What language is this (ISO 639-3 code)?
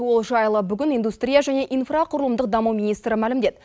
kaz